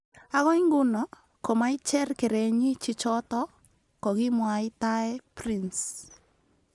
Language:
Kalenjin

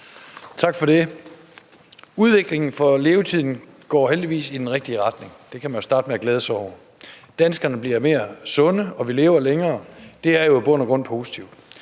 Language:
Danish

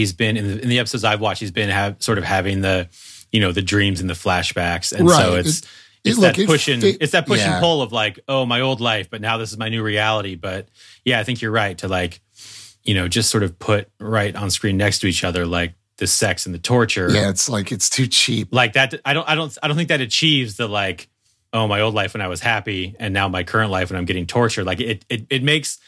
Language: English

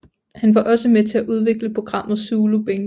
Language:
Danish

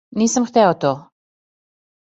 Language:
Serbian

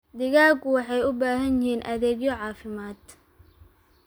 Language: Somali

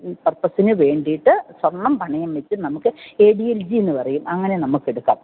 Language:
Malayalam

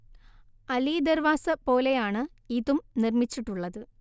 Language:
Malayalam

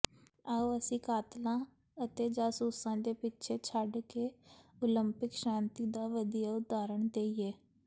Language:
Punjabi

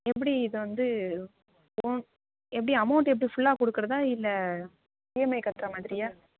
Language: Tamil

